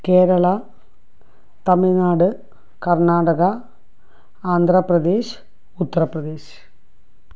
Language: Malayalam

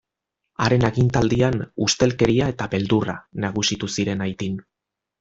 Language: Basque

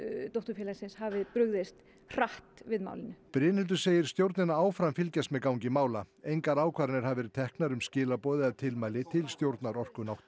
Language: Icelandic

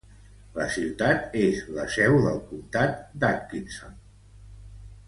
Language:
Catalan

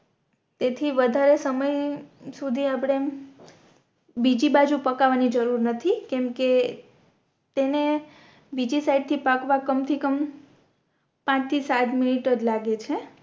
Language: Gujarati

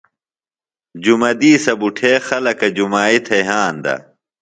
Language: Phalura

